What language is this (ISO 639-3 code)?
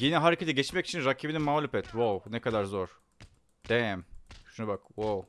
tur